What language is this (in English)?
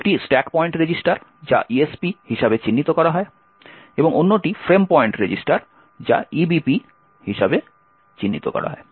Bangla